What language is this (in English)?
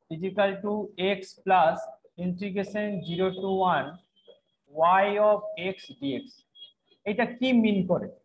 Hindi